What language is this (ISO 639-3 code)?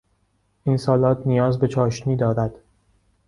fas